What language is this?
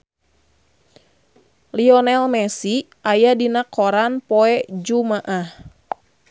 Sundanese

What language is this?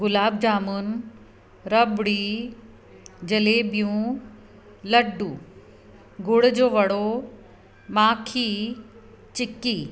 Sindhi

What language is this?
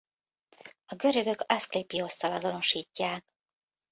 Hungarian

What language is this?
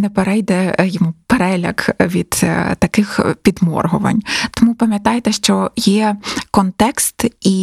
Ukrainian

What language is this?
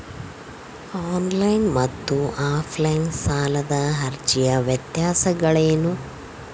Kannada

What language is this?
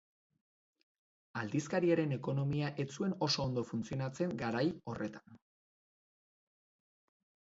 Basque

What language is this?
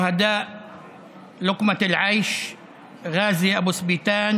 Hebrew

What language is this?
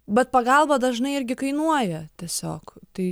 Lithuanian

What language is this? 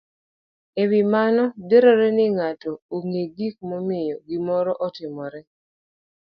Luo (Kenya and Tanzania)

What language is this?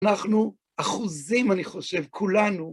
Hebrew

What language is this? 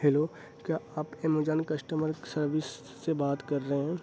Urdu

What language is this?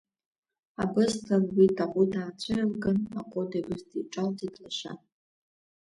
Abkhazian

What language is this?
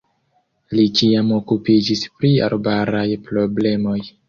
Esperanto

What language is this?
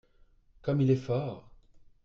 French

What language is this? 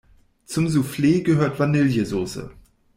German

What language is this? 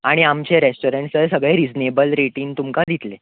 Konkani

